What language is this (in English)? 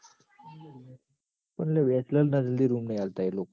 Gujarati